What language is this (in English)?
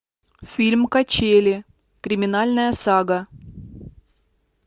Russian